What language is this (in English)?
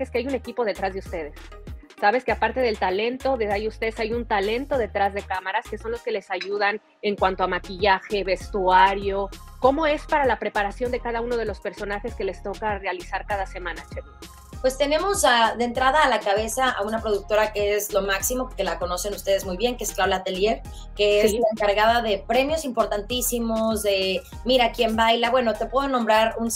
Spanish